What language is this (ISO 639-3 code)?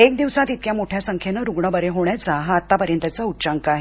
mar